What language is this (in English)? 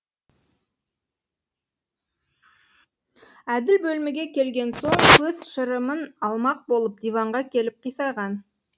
Kazakh